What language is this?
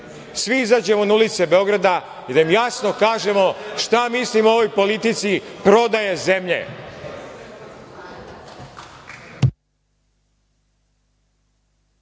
Serbian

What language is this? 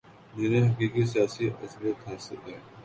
Urdu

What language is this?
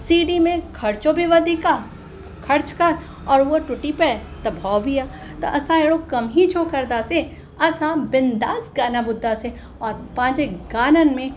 Sindhi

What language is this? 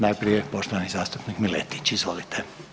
Croatian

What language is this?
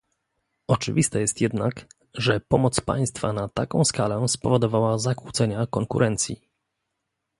Polish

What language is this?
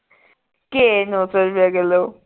Punjabi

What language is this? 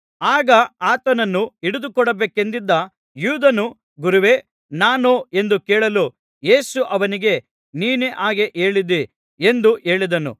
Kannada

